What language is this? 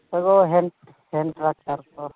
Santali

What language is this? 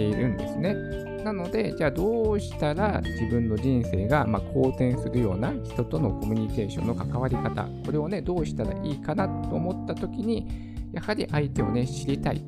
Japanese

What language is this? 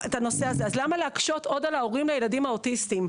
Hebrew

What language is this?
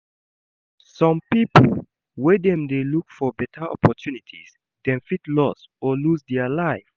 Nigerian Pidgin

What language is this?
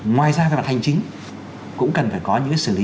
Vietnamese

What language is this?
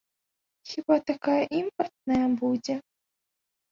Belarusian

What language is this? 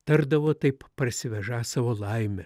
Lithuanian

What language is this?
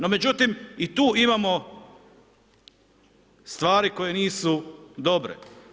Croatian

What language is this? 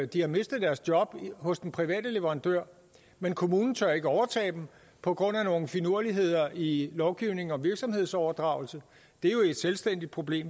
Danish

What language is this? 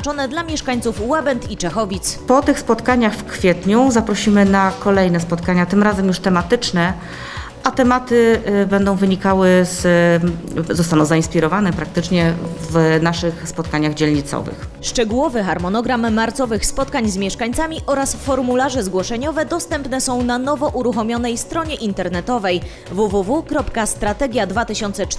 Polish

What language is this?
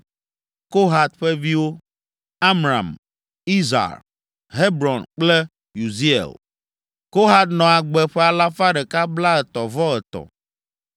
Ewe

